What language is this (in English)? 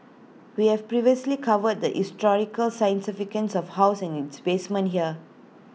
English